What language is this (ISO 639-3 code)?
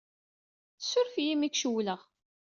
kab